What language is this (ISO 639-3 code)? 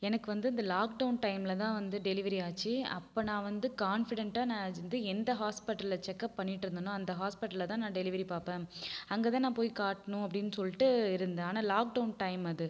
tam